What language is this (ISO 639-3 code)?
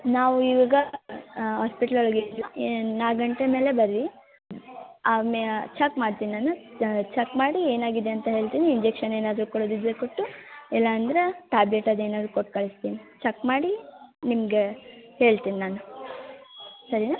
kan